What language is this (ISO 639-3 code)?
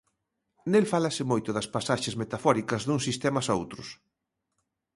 glg